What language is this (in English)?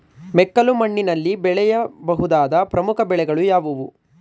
Kannada